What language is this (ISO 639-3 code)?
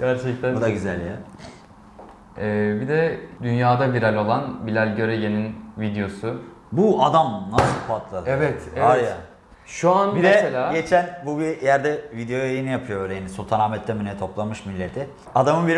tur